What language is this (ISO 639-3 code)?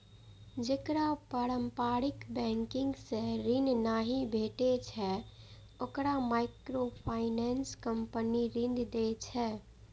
mai